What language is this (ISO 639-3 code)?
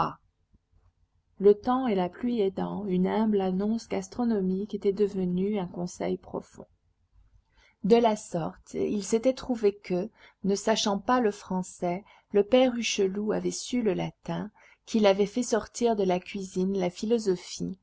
fra